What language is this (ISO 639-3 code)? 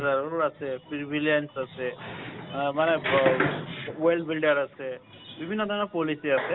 asm